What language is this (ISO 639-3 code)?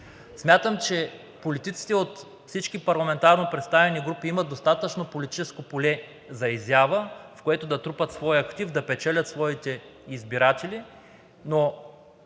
bul